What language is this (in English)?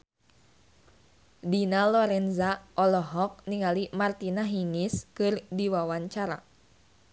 Sundanese